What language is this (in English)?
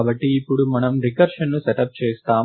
Telugu